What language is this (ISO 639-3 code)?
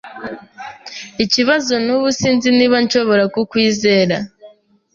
kin